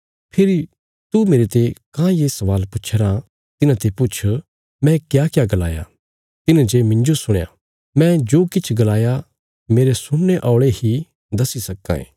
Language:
Bilaspuri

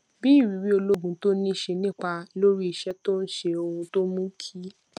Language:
Yoruba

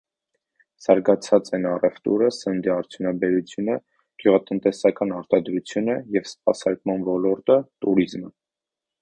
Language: Armenian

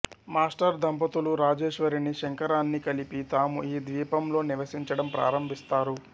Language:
Telugu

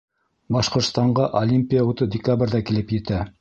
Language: Bashkir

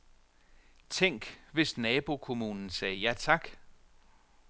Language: Danish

